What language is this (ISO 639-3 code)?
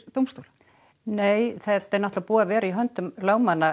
isl